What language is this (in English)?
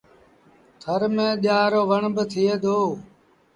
Sindhi Bhil